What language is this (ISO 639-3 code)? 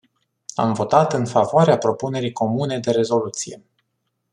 ron